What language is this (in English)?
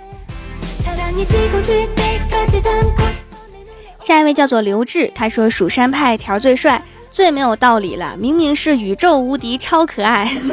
Chinese